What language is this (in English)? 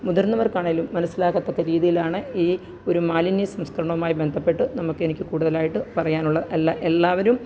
Malayalam